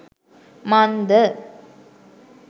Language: Sinhala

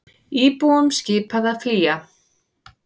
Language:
Icelandic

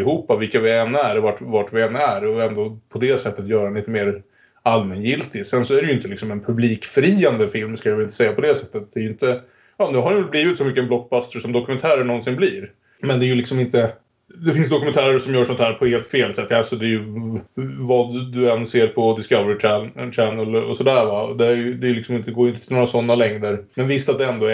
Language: Swedish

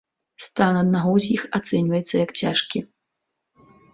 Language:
Belarusian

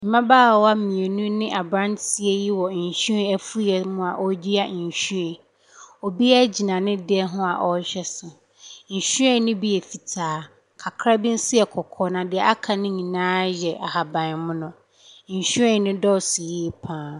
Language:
Akan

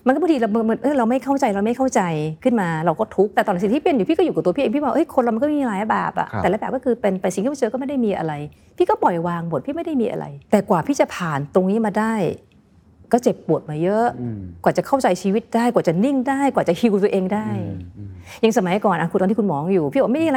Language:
Thai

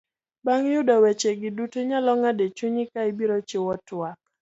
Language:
Luo (Kenya and Tanzania)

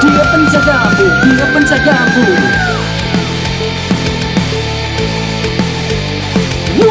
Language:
Indonesian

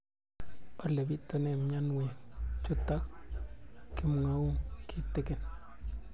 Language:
Kalenjin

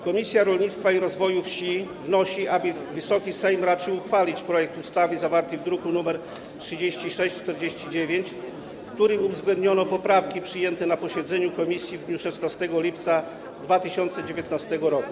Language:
Polish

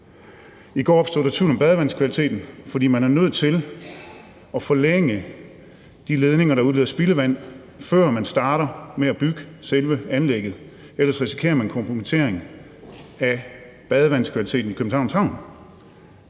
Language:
Danish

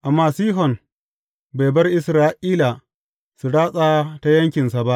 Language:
Hausa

